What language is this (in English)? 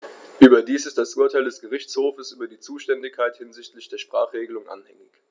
German